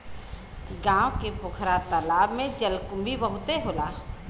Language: Bhojpuri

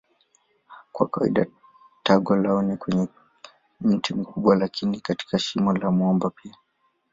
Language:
Swahili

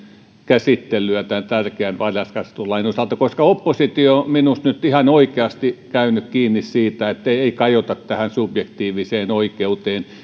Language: Finnish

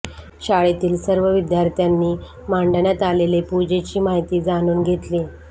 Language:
Marathi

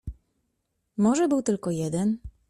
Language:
Polish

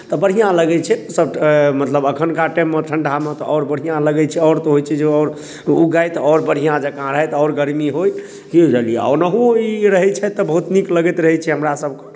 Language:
Maithili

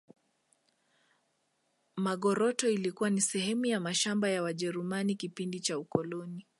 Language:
Swahili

